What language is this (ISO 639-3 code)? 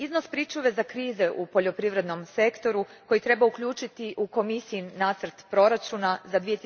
hrv